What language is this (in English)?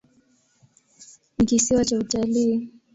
Swahili